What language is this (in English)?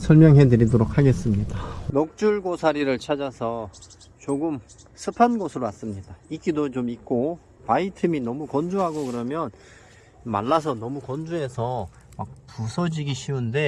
Korean